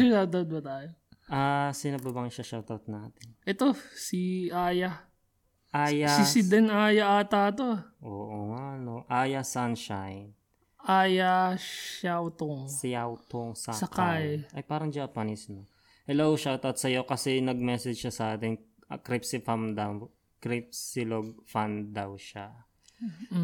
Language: Filipino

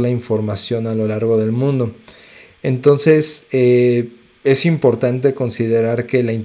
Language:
Spanish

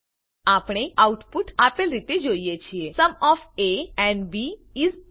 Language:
Gujarati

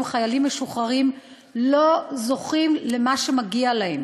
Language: Hebrew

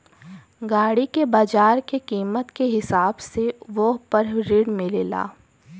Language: Bhojpuri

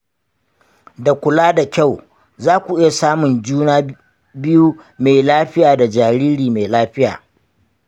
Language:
Hausa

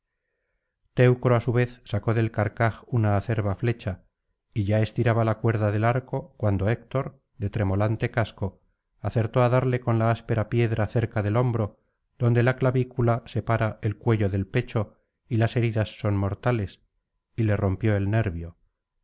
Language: Spanish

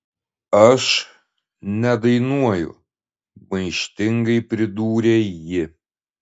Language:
Lithuanian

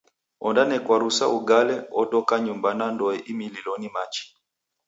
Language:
Taita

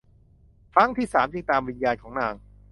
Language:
Thai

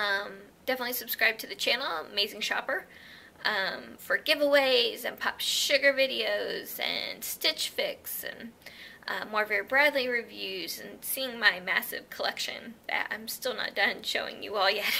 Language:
English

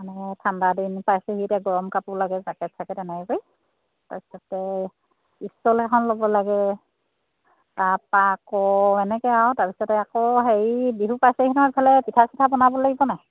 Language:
Assamese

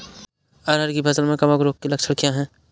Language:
Hindi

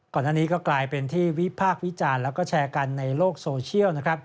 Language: Thai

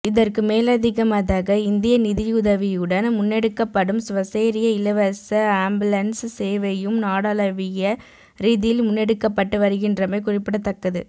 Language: Tamil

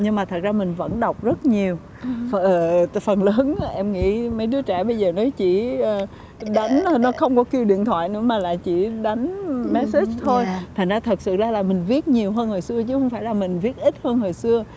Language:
Vietnamese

